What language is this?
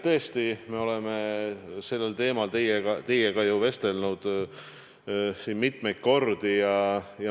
Estonian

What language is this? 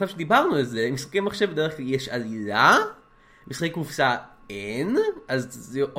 Hebrew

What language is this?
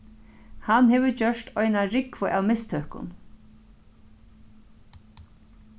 Faroese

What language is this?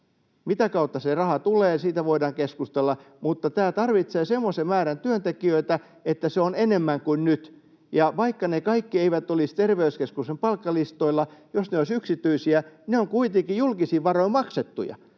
Finnish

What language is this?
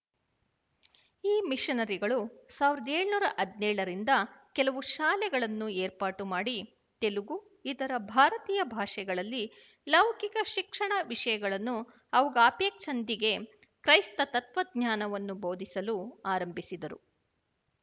Kannada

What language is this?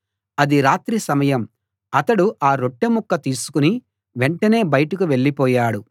Telugu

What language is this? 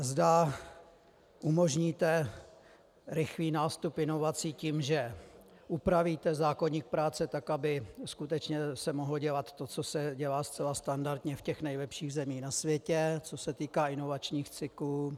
Czech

